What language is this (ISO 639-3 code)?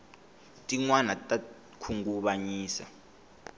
tso